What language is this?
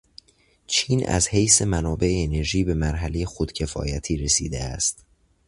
Persian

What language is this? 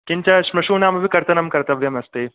Sanskrit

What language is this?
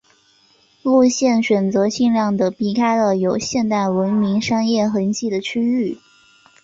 Chinese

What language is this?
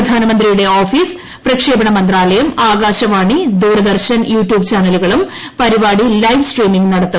Malayalam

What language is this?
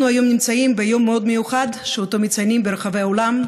Hebrew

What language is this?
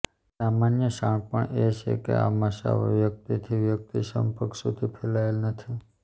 Gujarati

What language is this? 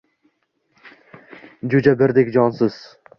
Uzbek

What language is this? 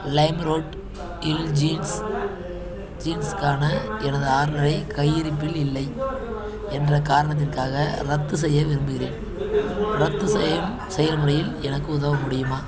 Tamil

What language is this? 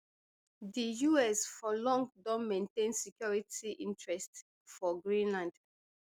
Nigerian Pidgin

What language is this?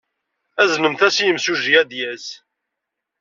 Kabyle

